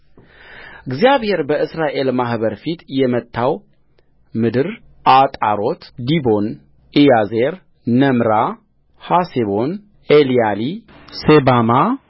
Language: Amharic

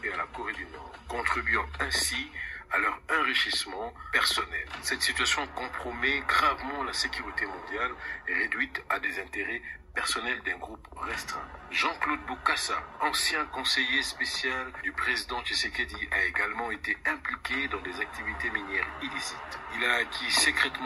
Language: French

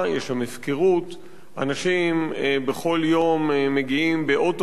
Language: Hebrew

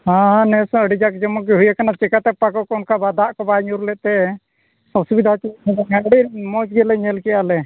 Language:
Santali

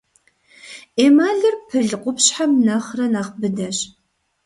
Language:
Kabardian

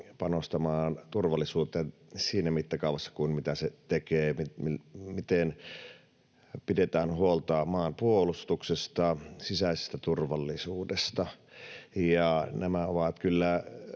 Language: Finnish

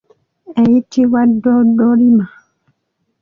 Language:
Ganda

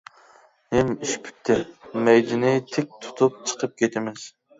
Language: Uyghur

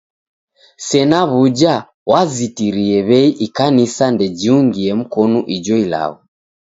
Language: Taita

